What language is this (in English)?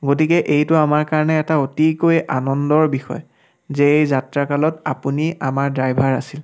Assamese